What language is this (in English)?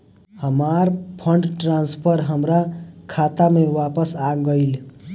Bhojpuri